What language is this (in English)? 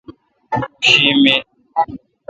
Kalkoti